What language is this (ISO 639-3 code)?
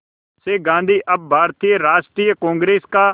hin